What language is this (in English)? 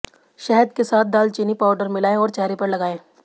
Hindi